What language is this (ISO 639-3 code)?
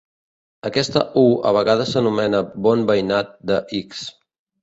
cat